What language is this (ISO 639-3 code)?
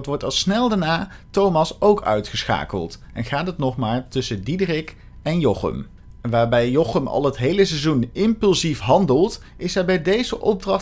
nld